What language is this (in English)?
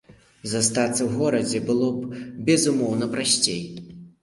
Belarusian